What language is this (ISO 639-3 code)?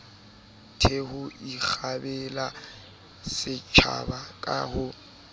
sot